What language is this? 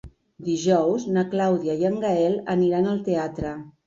Catalan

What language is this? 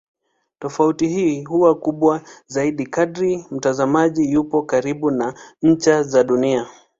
Swahili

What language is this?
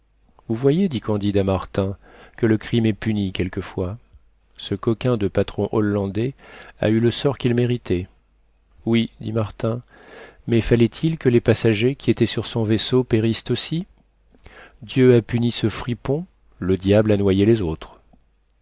French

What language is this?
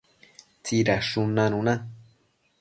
Matsés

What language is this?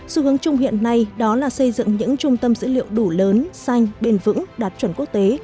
Vietnamese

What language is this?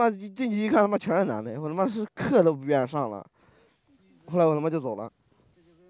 Chinese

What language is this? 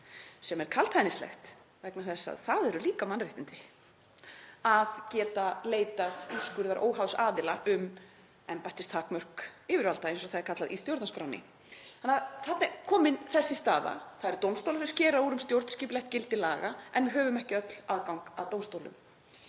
Icelandic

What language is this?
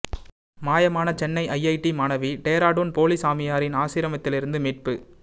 Tamil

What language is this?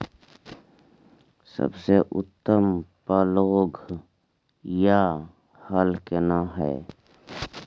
Maithili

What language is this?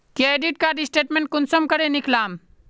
Magahi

